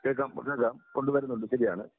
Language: Malayalam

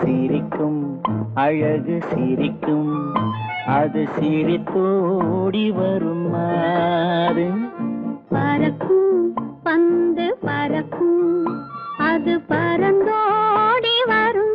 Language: Tamil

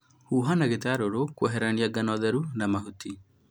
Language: Kikuyu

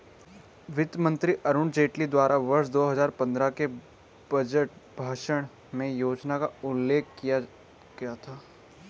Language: Hindi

